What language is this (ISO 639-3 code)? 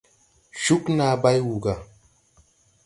tui